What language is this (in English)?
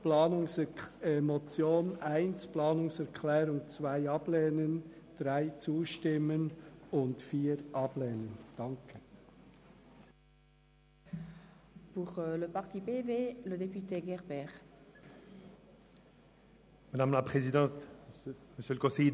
Swiss German